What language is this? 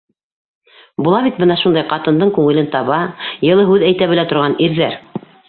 Bashkir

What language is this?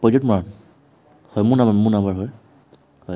Assamese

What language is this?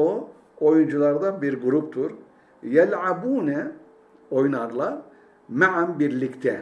Turkish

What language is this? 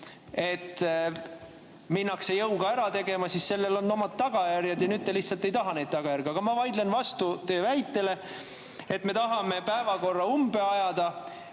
Estonian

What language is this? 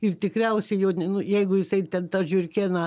Lithuanian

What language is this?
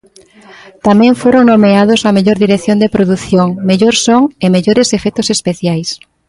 Galician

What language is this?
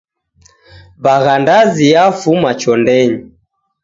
Taita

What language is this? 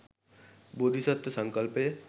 Sinhala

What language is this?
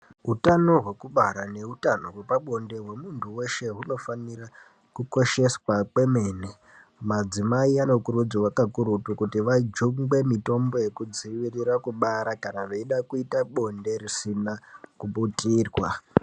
Ndau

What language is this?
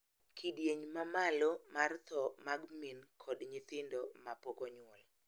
Luo (Kenya and Tanzania)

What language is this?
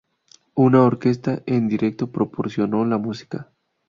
Spanish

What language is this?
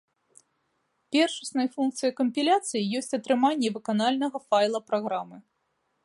Belarusian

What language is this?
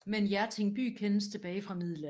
Danish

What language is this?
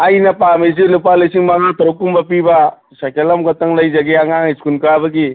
Manipuri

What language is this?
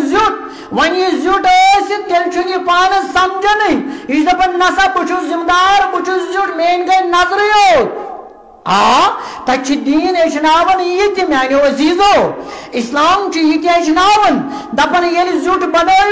Arabic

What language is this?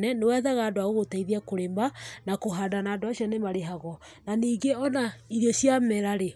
Kikuyu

